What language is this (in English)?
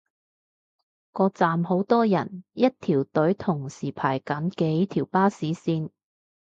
Cantonese